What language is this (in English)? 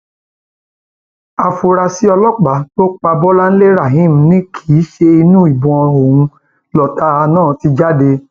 Yoruba